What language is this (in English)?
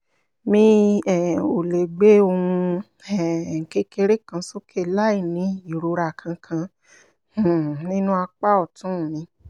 Yoruba